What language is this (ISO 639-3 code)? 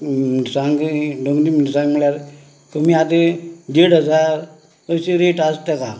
kok